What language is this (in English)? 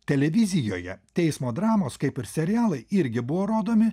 Lithuanian